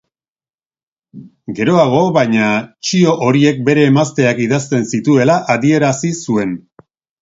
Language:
Basque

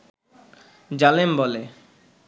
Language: Bangla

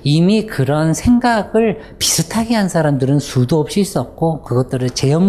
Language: Korean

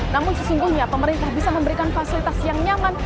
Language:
Indonesian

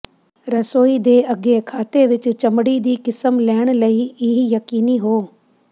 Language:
Punjabi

